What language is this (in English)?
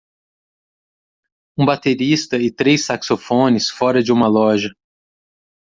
Portuguese